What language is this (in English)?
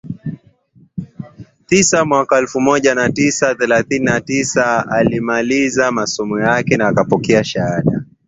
Swahili